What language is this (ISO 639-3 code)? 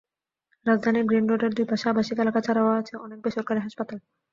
ben